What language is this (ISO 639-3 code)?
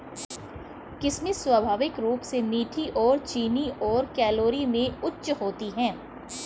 hin